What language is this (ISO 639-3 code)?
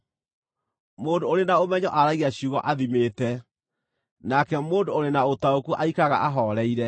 kik